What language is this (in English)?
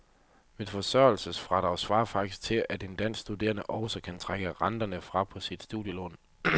Danish